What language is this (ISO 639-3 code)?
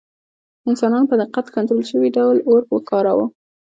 pus